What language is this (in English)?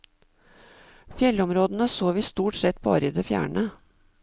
Norwegian